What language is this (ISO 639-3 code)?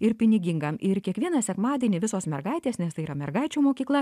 lit